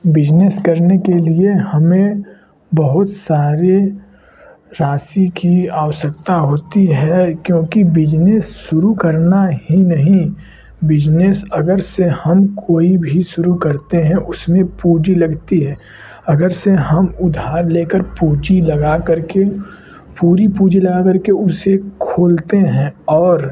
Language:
Hindi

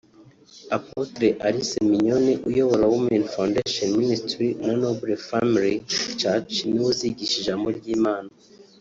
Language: Kinyarwanda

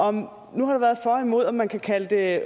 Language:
Danish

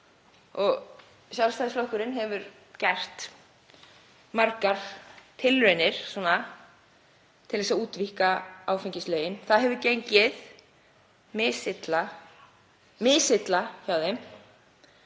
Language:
Icelandic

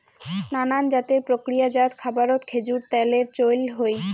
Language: Bangla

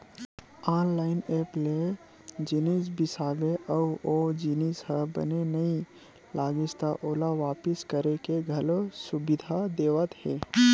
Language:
Chhattisgarhi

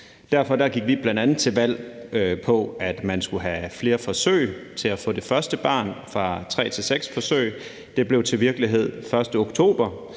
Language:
Danish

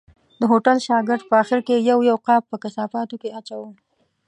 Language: Pashto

